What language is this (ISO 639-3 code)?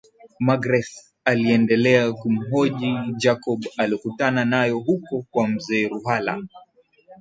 swa